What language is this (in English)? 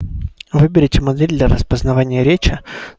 Russian